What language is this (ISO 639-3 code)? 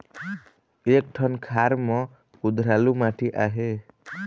hne